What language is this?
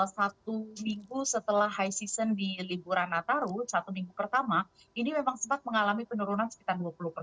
Indonesian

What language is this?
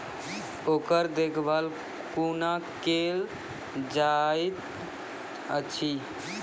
Maithili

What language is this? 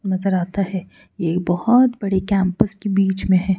Hindi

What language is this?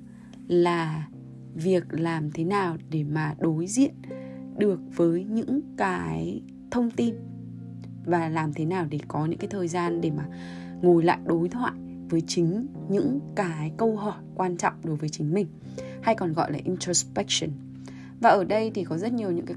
Vietnamese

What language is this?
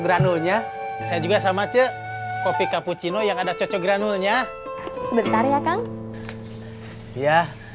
Indonesian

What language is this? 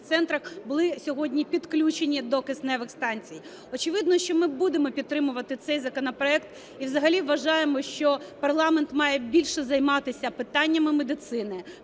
Ukrainian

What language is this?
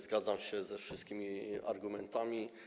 Polish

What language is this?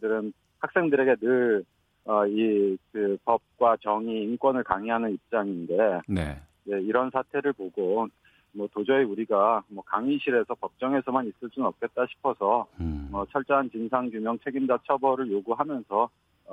Korean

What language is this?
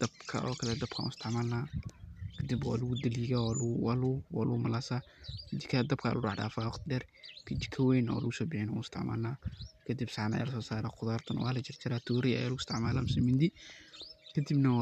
Somali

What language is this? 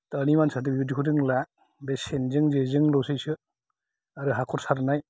Bodo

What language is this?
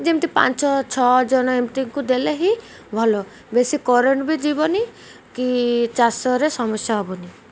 Odia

